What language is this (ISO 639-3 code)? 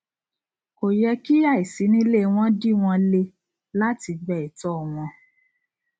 yor